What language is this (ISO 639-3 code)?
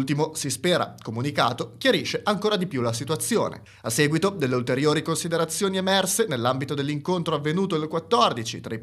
ita